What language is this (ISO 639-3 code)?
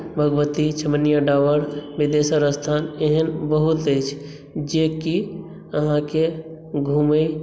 mai